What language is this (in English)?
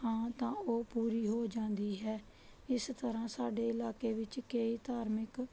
Punjabi